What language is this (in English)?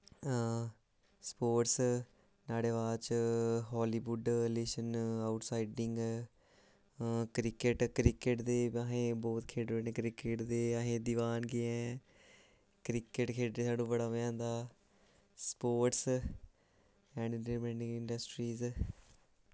Dogri